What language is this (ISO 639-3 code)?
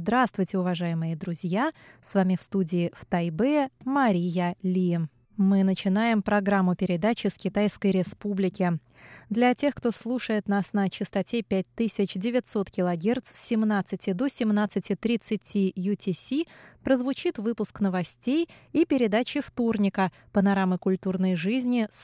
rus